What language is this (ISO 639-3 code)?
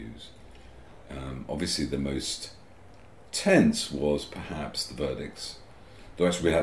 eng